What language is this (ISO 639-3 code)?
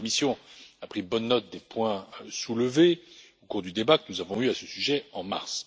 fra